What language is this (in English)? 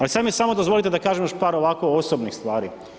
Croatian